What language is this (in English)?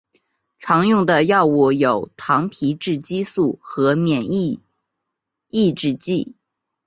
Chinese